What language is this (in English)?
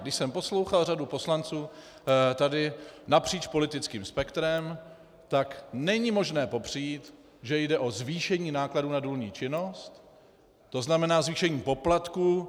Czech